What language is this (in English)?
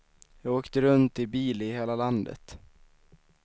Swedish